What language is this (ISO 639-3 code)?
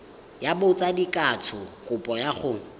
tsn